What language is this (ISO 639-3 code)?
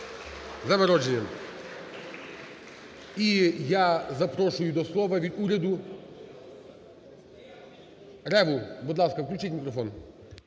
ukr